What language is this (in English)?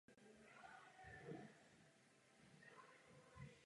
Czech